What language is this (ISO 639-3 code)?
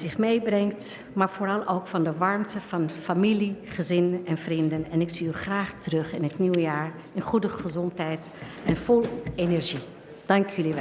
nld